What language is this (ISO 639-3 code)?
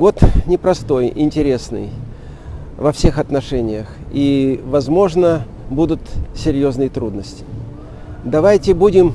rus